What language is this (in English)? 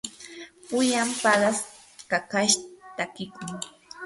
Yanahuanca Pasco Quechua